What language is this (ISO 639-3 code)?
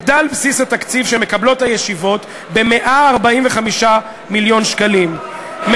heb